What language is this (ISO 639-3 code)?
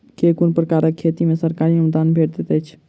mai